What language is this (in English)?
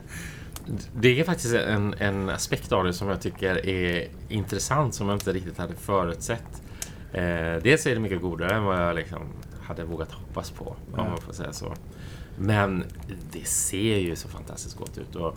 Swedish